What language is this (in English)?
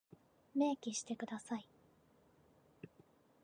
Japanese